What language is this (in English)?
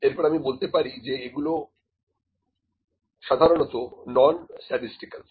Bangla